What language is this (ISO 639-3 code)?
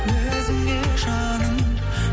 kaz